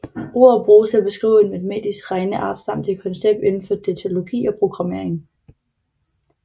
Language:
Danish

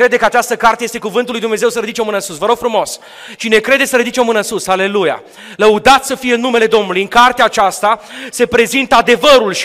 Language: Romanian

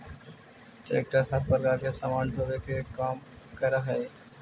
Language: Magahi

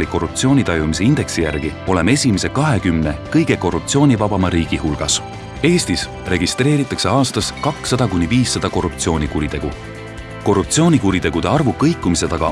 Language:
Estonian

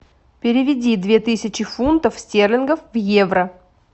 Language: Russian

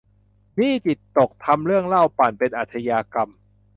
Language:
Thai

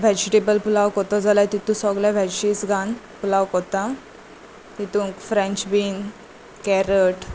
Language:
Konkani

